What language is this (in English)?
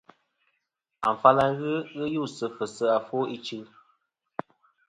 Kom